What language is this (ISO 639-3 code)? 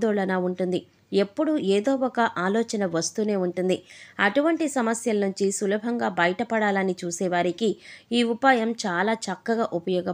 tel